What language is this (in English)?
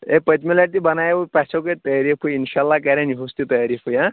Kashmiri